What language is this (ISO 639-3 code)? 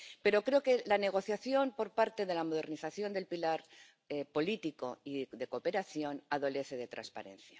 spa